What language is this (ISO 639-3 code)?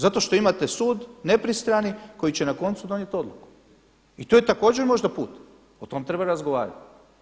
hrv